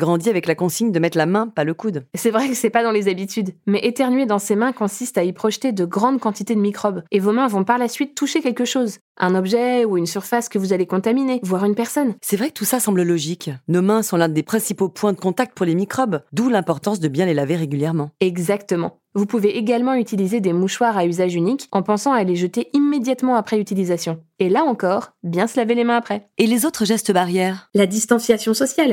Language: French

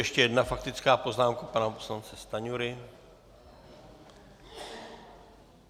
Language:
Czech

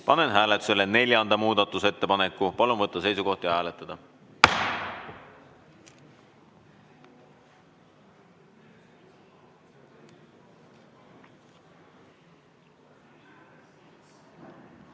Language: Estonian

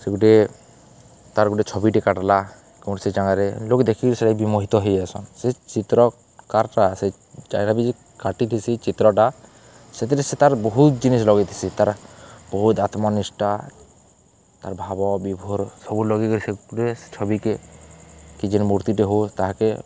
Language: Odia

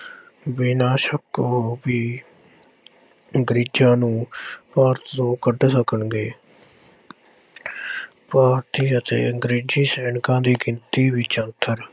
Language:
Punjabi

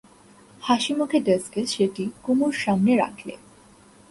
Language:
Bangla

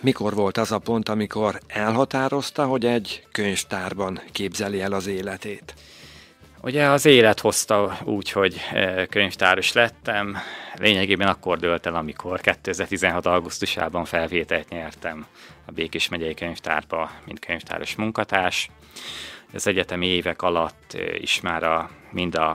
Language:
Hungarian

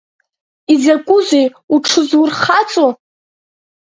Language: Abkhazian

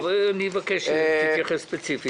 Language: Hebrew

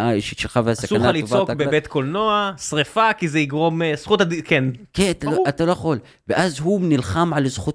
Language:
Hebrew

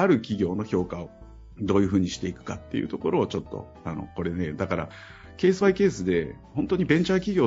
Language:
Japanese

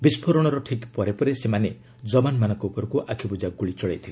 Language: Odia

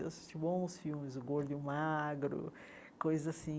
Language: Portuguese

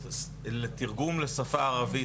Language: Hebrew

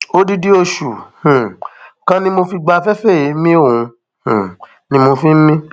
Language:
Yoruba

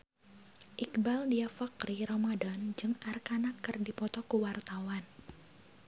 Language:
Sundanese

